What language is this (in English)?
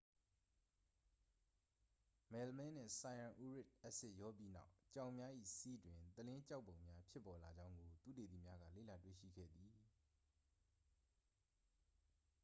Burmese